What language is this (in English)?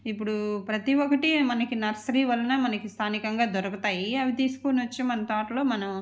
Telugu